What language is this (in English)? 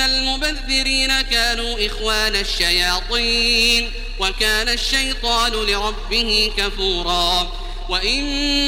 Arabic